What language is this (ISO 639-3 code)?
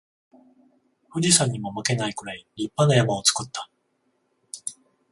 jpn